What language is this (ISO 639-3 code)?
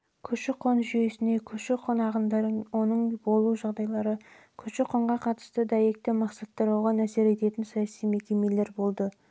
kaz